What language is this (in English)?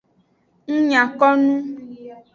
Aja (Benin)